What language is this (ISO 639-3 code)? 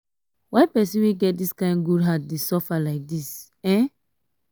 pcm